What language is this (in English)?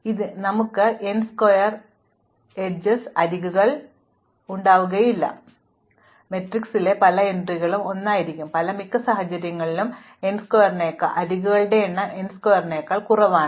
Malayalam